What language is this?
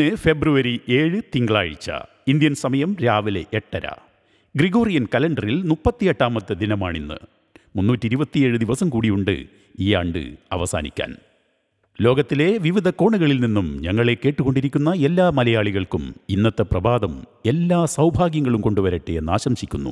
Malayalam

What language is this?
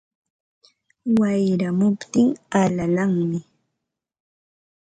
Ambo-Pasco Quechua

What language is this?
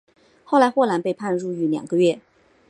Chinese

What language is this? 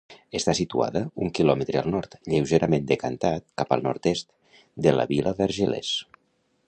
Catalan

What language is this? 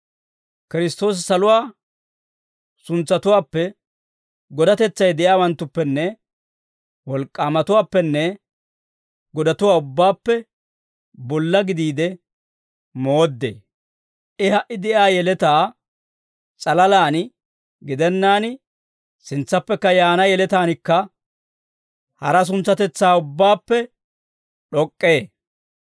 Dawro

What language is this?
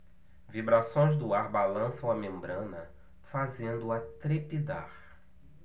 Portuguese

